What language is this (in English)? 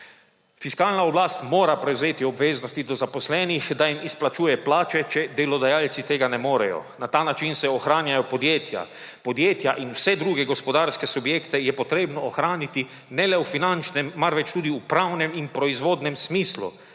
Slovenian